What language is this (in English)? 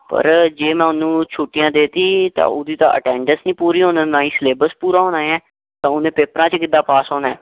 Punjabi